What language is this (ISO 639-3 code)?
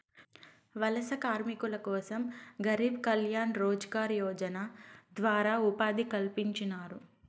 tel